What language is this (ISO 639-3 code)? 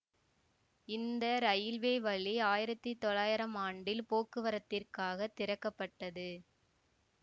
tam